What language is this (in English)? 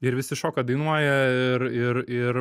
Lithuanian